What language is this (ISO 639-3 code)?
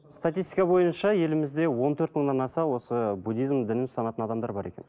kaz